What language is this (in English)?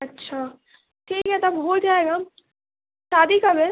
Urdu